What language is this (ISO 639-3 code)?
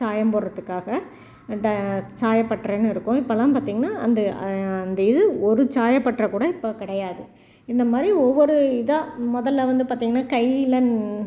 tam